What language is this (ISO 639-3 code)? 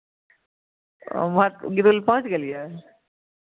mai